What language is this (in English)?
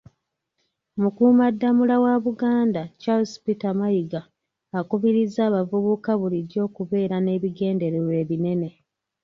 Ganda